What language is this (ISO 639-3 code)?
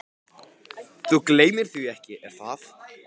isl